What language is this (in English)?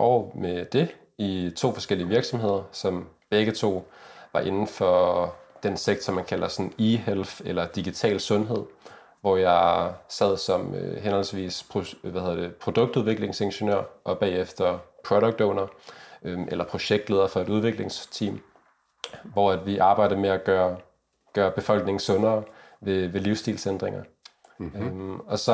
Danish